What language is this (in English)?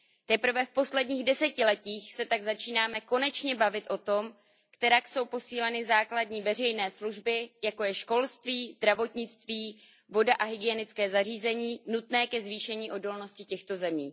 Czech